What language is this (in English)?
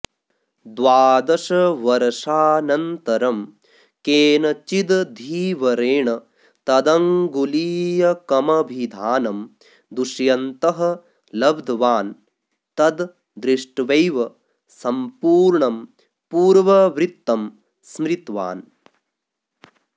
Sanskrit